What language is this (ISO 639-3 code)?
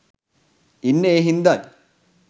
sin